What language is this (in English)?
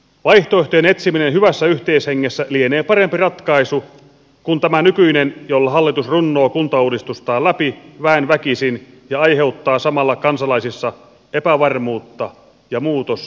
Finnish